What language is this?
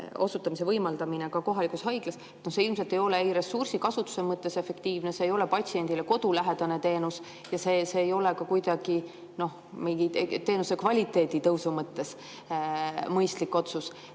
Estonian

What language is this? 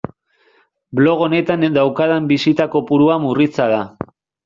Basque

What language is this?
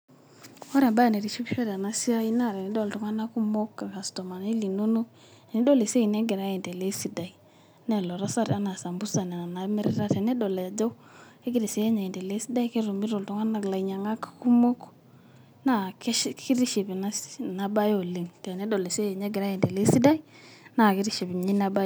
Masai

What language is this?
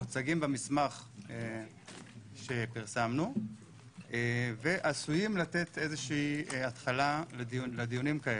Hebrew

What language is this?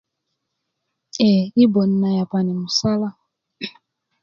Kuku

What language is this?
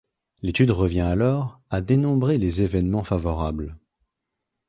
French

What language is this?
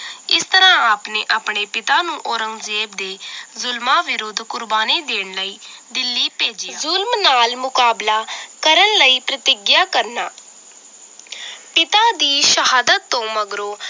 Punjabi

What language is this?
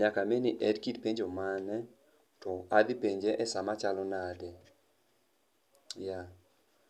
Luo (Kenya and Tanzania)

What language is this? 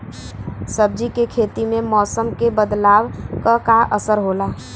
Bhojpuri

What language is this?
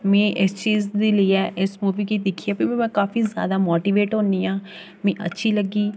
Dogri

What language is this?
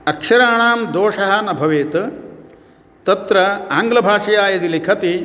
Sanskrit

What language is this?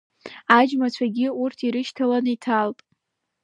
Abkhazian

